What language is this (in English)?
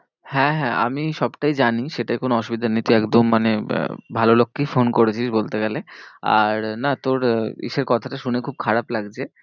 Bangla